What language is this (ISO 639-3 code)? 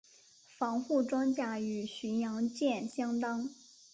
zho